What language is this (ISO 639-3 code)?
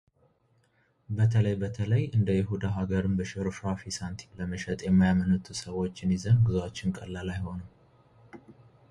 amh